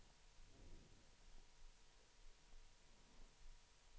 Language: Swedish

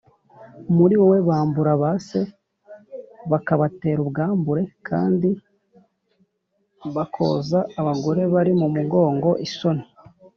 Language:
Kinyarwanda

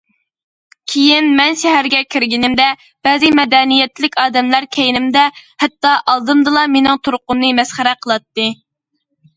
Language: Uyghur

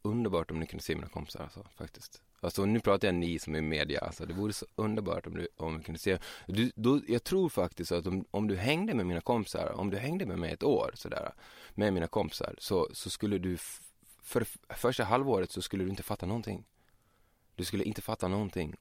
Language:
Swedish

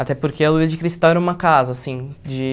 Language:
Portuguese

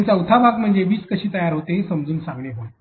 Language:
Marathi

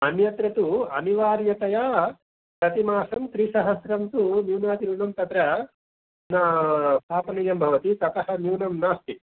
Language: Sanskrit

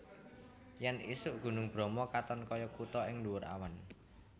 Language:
Javanese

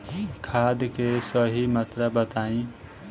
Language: Bhojpuri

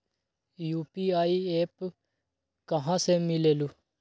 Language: Magahi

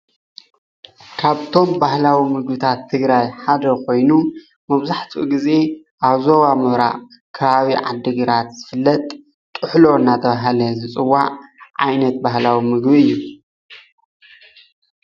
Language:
Tigrinya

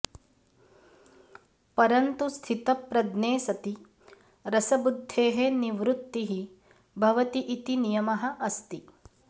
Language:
Sanskrit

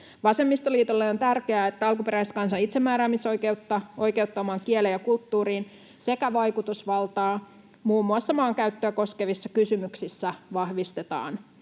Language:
Finnish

